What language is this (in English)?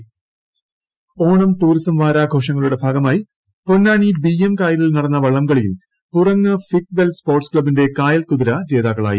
Malayalam